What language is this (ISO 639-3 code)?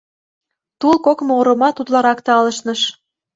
chm